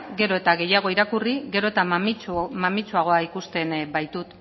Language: Basque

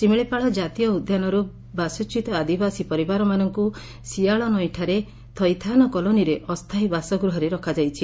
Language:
Odia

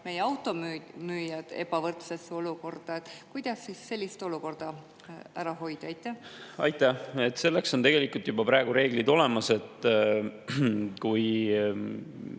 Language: Estonian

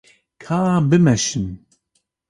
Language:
Kurdish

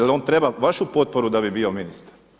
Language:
Croatian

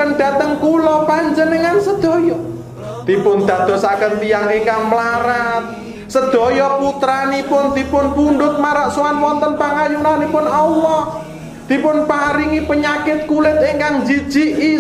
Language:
Indonesian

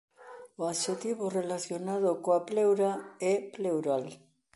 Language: Galician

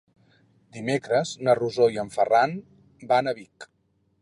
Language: Catalan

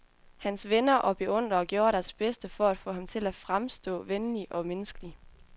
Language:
Danish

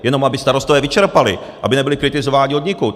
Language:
Czech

